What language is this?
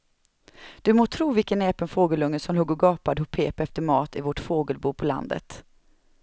Swedish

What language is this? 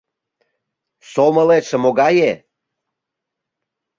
Mari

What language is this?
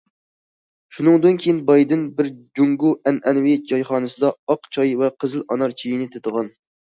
Uyghur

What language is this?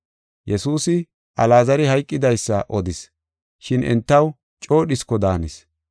Gofa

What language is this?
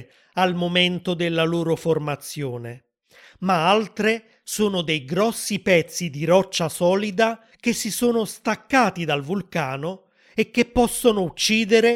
Italian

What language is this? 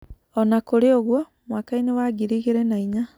Kikuyu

